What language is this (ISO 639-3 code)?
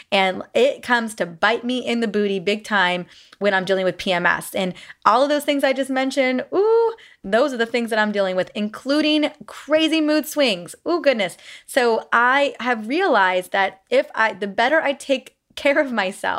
eng